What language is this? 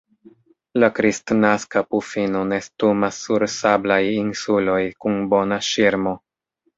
Esperanto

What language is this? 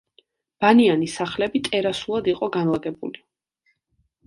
Georgian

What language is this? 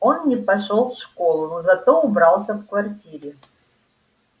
Russian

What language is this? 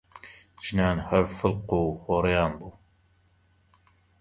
Central Kurdish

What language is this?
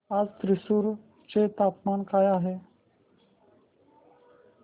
Marathi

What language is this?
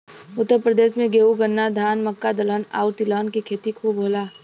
Bhojpuri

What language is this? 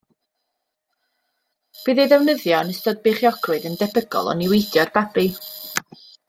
Welsh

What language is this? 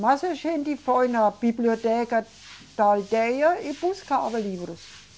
Portuguese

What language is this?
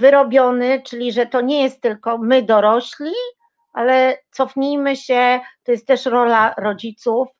Polish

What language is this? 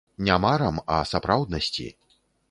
Belarusian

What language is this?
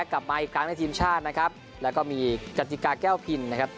Thai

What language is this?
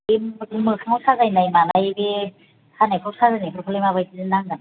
Bodo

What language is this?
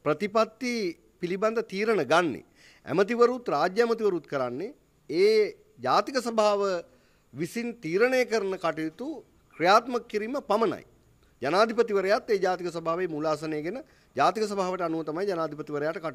Indonesian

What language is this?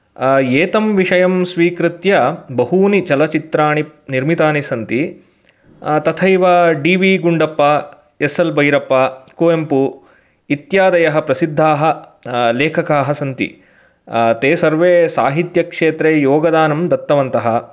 Sanskrit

